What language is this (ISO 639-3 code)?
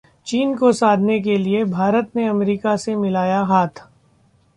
hin